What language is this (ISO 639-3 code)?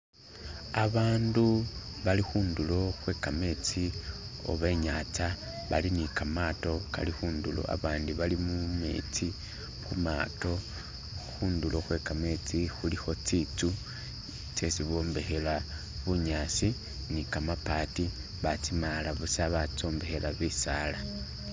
myx